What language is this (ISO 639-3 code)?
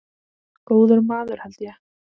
isl